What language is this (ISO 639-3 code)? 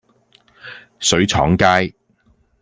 yue